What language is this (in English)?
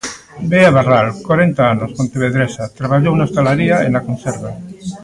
Galician